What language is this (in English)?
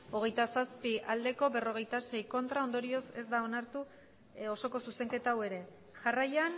Basque